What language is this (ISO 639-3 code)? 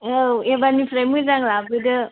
brx